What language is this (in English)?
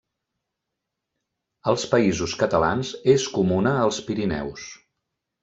Catalan